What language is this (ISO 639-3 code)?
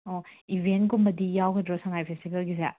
mni